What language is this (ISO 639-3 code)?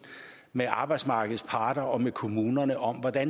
dan